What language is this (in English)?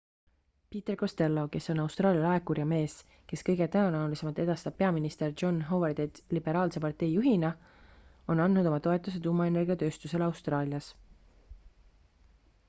Estonian